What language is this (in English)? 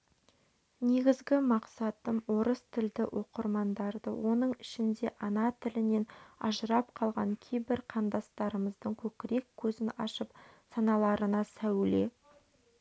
Kazakh